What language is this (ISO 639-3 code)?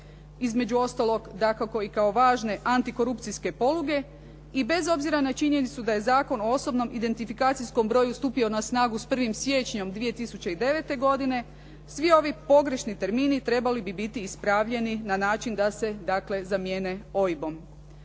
hrv